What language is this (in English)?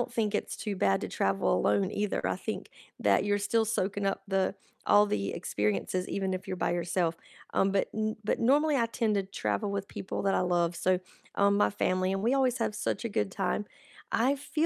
English